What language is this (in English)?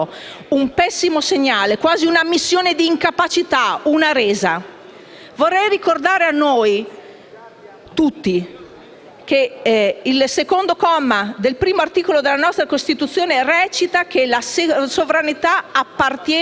Italian